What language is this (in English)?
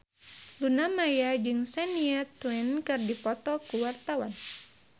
Sundanese